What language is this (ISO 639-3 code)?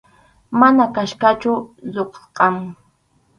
qxu